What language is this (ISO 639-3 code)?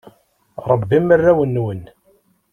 kab